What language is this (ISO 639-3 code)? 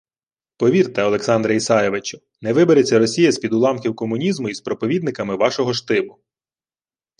ukr